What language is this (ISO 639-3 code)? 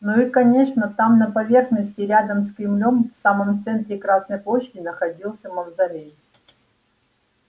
rus